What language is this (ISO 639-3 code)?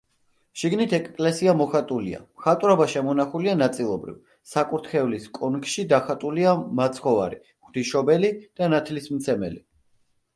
kat